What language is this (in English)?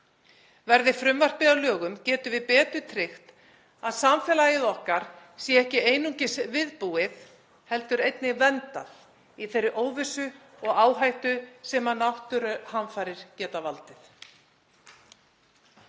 Icelandic